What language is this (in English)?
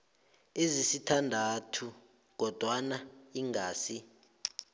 South Ndebele